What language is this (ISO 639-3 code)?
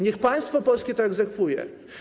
pol